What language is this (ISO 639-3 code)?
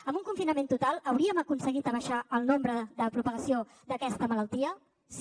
cat